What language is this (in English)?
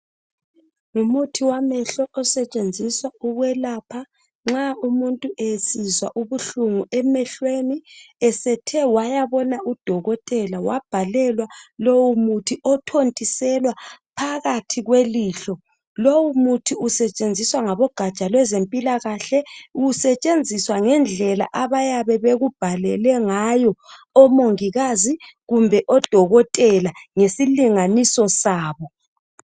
North Ndebele